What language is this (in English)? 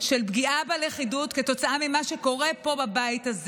Hebrew